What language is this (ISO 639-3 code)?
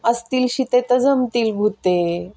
mar